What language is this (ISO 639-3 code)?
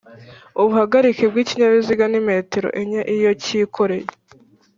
kin